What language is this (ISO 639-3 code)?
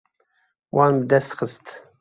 kur